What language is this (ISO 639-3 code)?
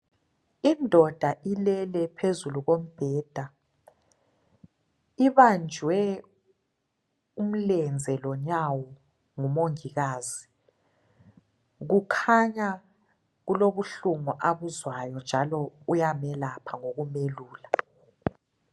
nde